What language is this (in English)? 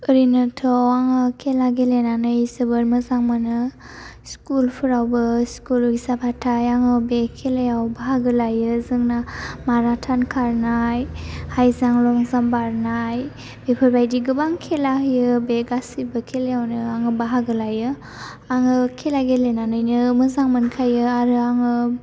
Bodo